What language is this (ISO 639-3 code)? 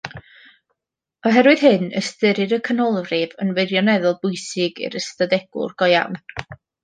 cym